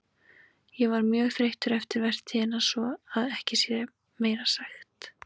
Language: Icelandic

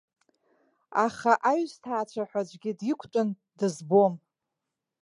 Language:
Abkhazian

